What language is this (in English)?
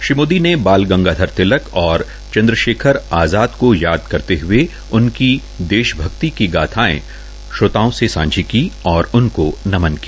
Hindi